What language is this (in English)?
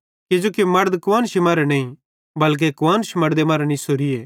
Bhadrawahi